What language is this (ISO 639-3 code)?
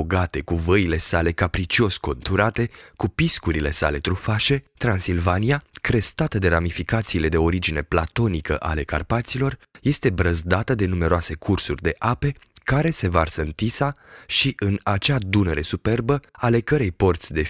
ron